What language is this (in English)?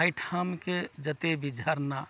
Maithili